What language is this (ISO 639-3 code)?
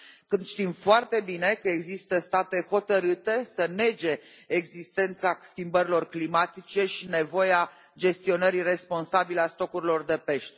ron